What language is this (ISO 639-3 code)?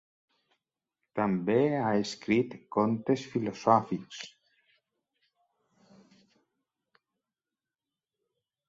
cat